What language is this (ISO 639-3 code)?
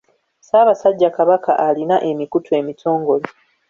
lug